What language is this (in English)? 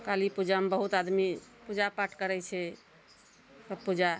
Maithili